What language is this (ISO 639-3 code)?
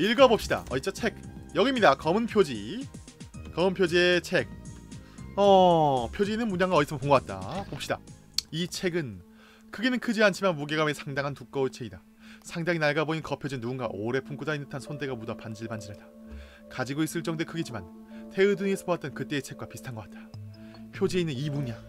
kor